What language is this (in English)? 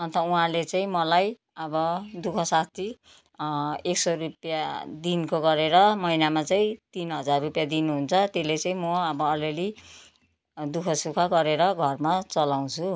Nepali